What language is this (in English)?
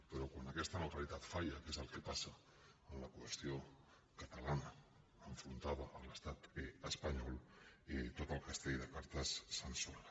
Catalan